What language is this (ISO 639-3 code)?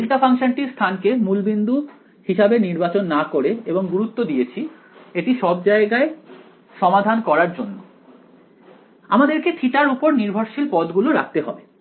ben